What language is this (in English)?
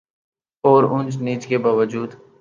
Urdu